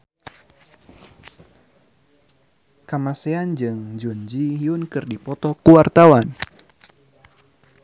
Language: Sundanese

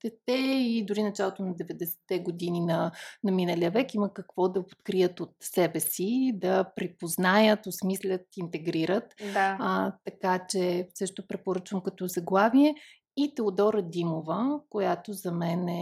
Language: Bulgarian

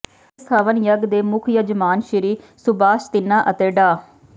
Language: Punjabi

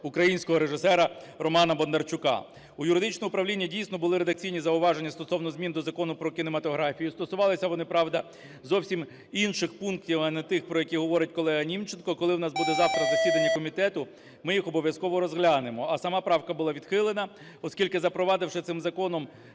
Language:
Ukrainian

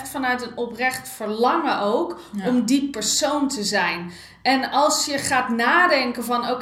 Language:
Dutch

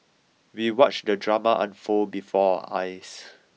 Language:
English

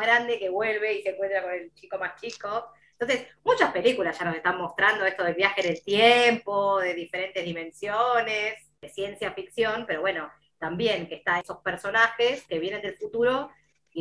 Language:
Spanish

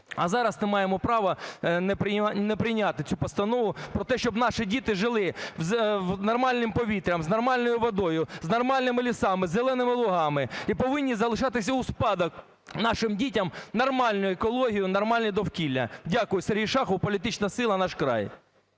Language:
Ukrainian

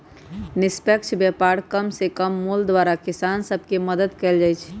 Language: Magahi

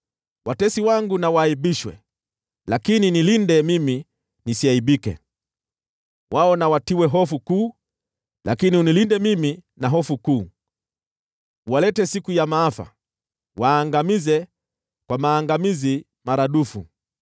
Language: Swahili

